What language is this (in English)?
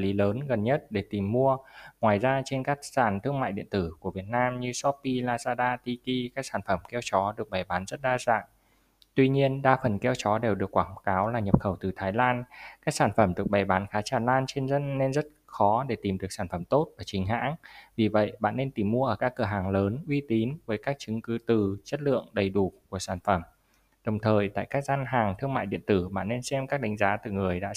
Vietnamese